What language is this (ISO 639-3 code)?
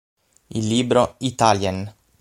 ita